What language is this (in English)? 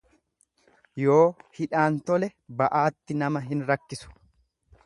Oromo